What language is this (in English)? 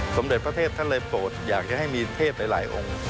Thai